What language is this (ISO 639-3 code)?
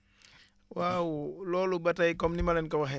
wol